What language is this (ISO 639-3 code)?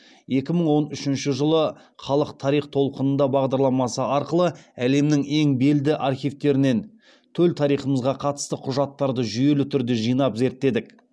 kaz